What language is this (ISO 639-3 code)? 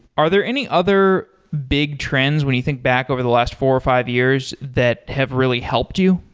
eng